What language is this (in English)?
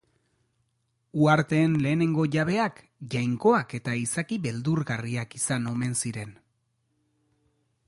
Basque